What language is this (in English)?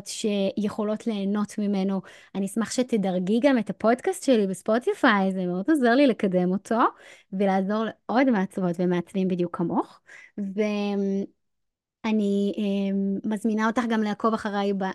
Hebrew